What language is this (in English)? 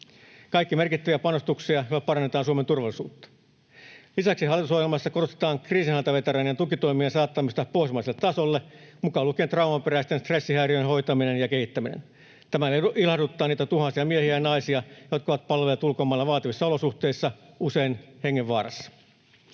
Finnish